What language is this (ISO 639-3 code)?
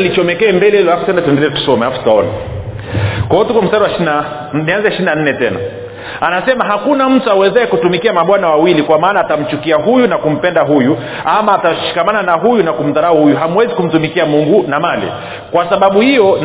swa